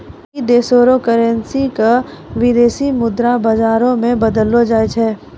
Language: Maithili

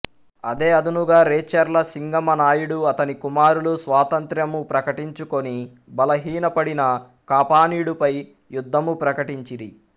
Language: Telugu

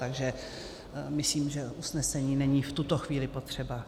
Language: Czech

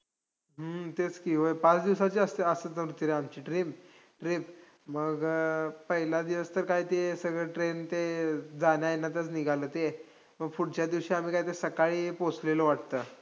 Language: Marathi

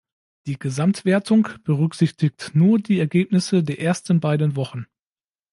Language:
German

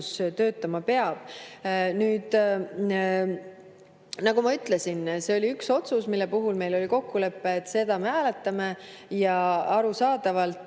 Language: Estonian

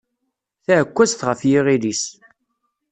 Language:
Kabyle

